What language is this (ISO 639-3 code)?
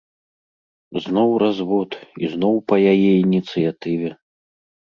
bel